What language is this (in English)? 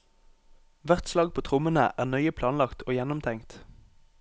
Norwegian